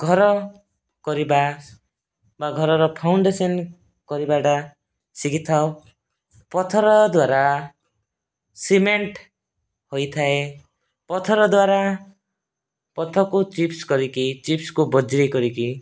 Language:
Odia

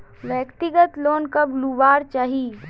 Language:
Magahi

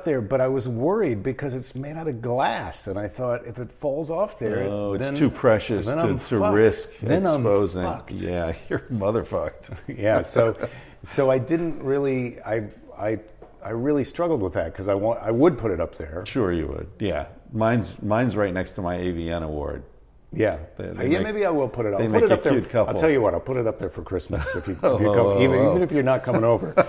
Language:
English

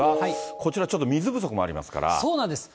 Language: Japanese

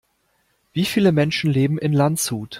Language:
German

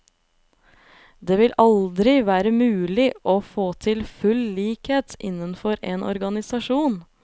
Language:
Norwegian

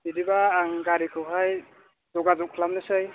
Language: Bodo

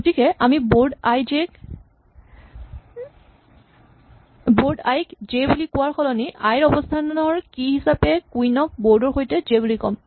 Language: Assamese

